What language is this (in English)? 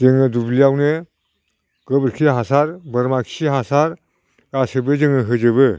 Bodo